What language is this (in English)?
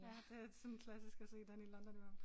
Danish